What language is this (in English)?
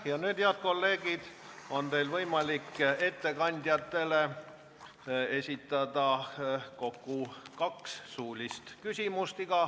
Estonian